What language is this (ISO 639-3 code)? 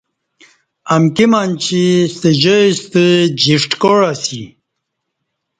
bsh